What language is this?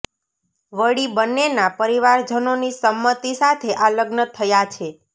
Gujarati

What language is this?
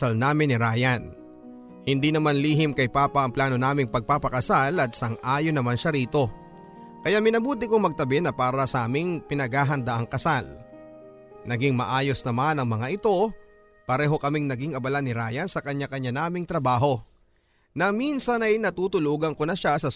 Filipino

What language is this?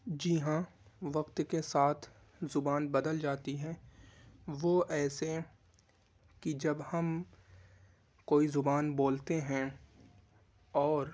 Urdu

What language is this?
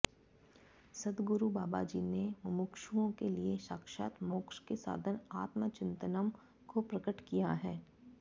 Sanskrit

